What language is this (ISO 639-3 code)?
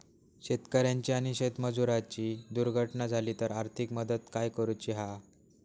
mar